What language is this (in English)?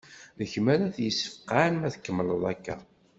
Kabyle